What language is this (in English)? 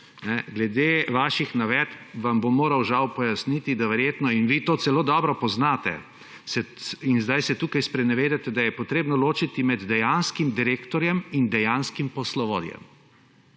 Slovenian